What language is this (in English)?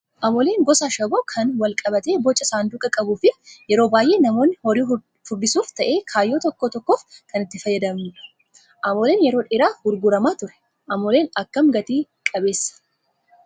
Oromo